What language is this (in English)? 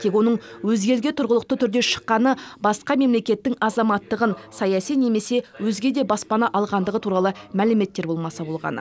Kazakh